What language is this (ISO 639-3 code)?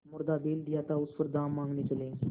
hin